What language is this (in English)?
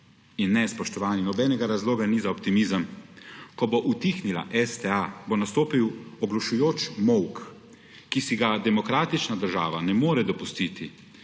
Slovenian